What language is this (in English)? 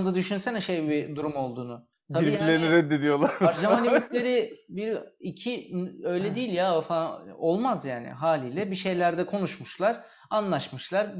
Turkish